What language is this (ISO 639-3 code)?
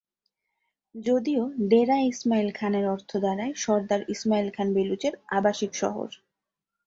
ben